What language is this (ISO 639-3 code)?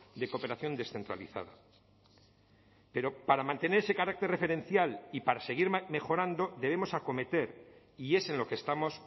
spa